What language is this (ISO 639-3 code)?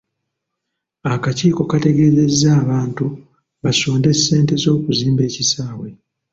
lug